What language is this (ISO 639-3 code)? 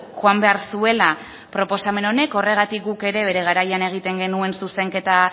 eus